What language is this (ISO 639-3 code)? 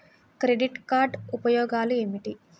tel